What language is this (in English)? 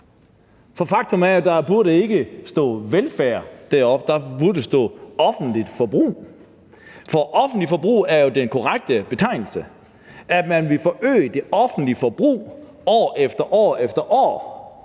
Danish